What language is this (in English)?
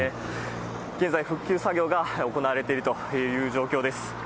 Japanese